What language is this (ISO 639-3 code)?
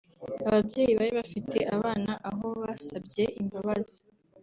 kin